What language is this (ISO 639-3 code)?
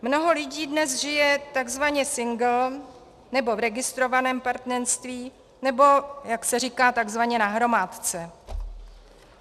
ces